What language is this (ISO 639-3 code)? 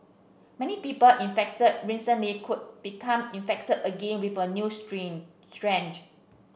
eng